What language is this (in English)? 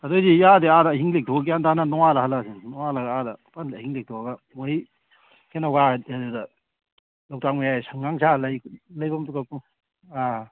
Manipuri